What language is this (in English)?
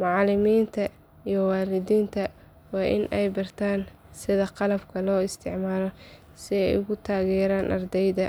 Somali